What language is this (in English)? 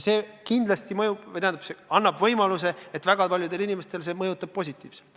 Estonian